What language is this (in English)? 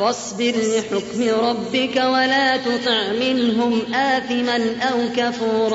Arabic